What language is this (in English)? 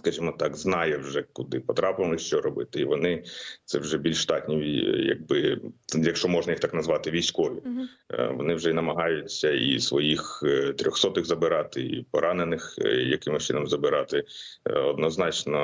Ukrainian